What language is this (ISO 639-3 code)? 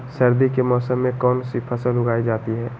mag